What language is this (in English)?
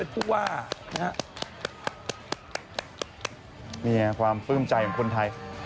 Thai